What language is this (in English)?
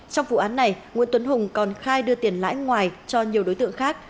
Vietnamese